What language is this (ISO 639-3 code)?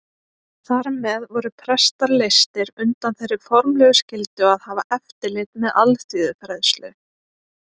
isl